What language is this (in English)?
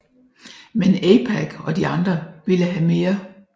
Danish